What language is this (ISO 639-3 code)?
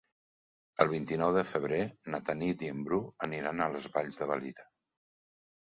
cat